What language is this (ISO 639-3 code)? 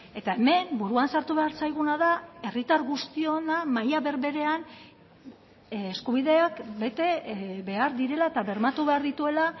eus